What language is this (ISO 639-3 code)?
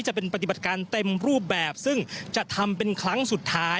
tha